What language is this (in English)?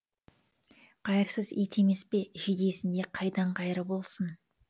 Kazakh